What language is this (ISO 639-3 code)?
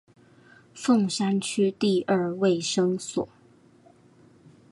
zho